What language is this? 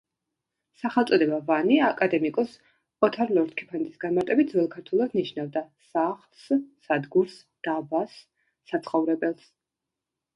Georgian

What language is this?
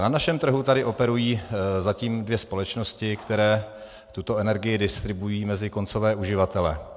Czech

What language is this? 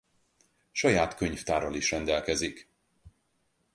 Hungarian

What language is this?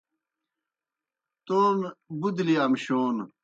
Kohistani Shina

